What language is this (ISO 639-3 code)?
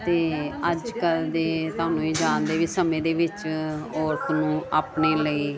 pan